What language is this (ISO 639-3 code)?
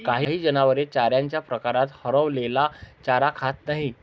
mar